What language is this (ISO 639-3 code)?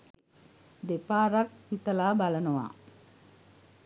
sin